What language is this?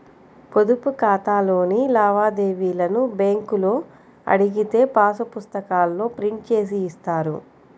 Telugu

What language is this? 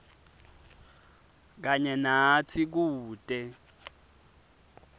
Swati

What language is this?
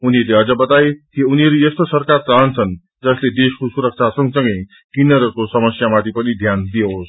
Nepali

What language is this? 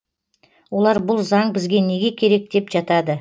Kazakh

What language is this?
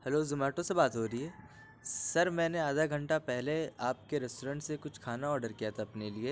Urdu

